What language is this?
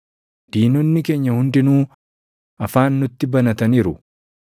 Oromo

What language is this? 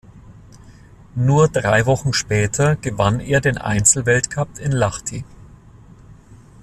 German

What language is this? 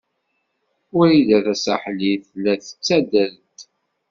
Kabyle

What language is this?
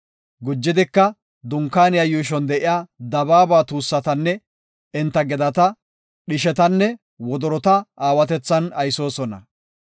Gofa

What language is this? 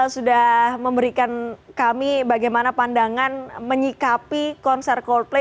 Indonesian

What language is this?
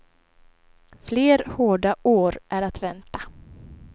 Swedish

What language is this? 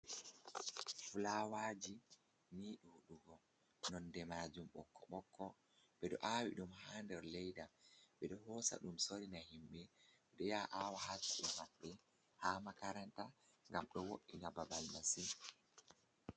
Fula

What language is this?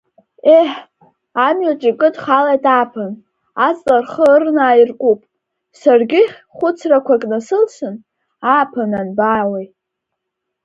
Abkhazian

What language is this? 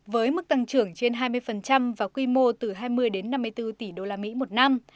Vietnamese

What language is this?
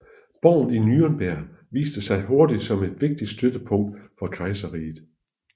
Danish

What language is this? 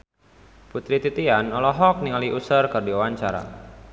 Sundanese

